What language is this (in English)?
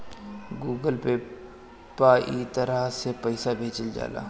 Bhojpuri